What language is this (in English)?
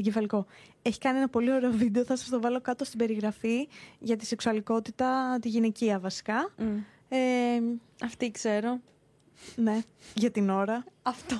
Greek